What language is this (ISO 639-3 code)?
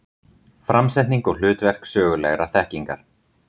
isl